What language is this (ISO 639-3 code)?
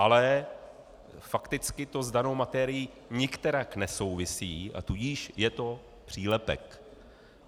ces